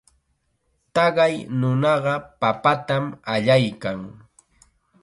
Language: Chiquián Ancash Quechua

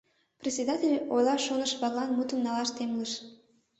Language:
Mari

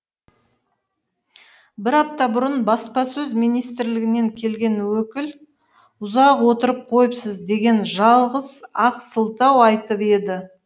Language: Kazakh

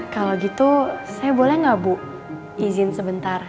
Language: Indonesian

